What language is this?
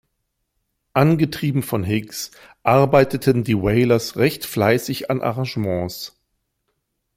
German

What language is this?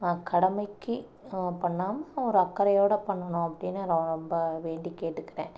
Tamil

